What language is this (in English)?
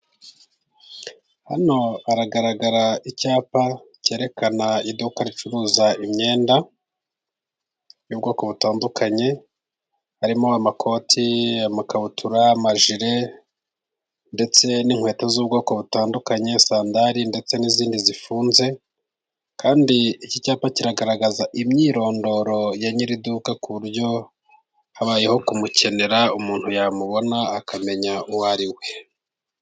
Kinyarwanda